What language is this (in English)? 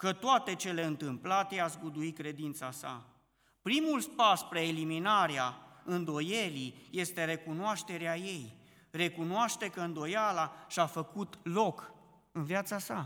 Romanian